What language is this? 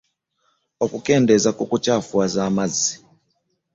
Ganda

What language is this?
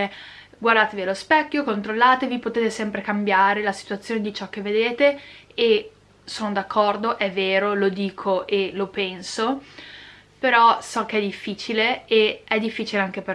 Italian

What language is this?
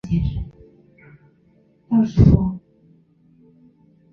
Chinese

